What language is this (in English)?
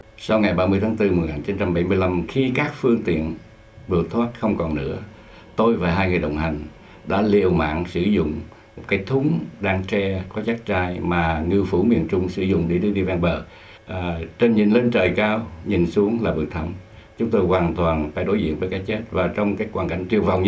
Vietnamese